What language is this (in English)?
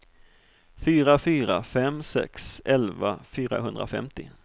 Swedish